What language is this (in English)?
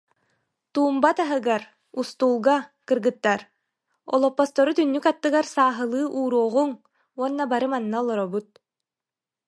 Yakut